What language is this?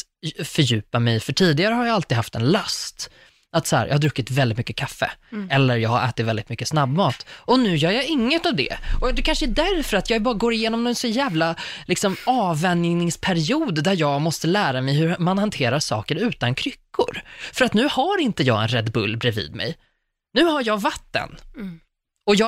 Swedish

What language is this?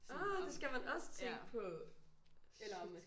Danish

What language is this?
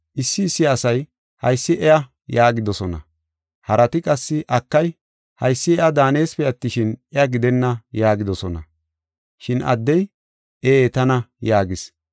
Gofa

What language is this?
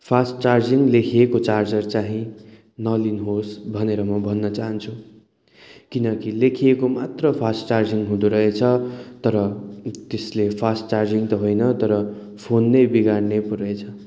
Nepali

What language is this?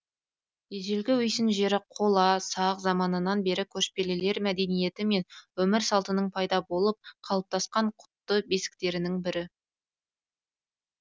Kazakh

